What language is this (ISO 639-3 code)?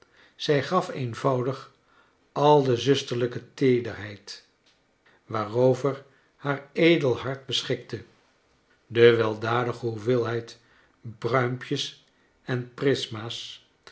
nld